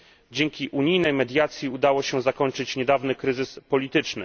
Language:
Polish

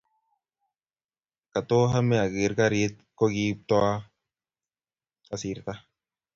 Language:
Kalenjin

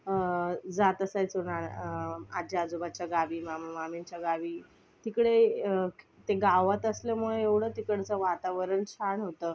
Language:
Marathi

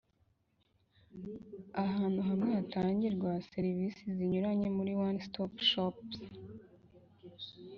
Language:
Kinyarwanda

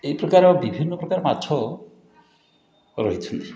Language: Odia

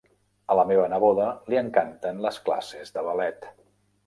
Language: Catalan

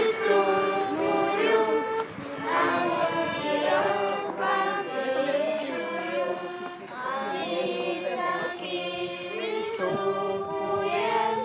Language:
Polish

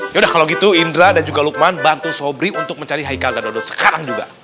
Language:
Indonesian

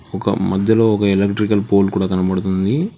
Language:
Telugu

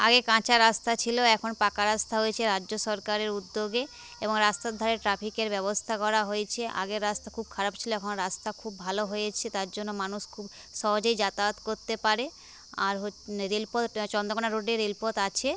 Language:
Bangla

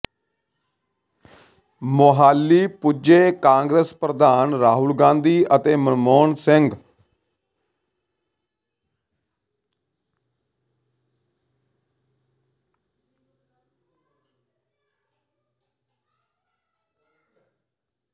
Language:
Punjabi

